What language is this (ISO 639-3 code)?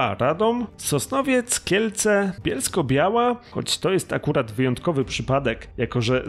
pol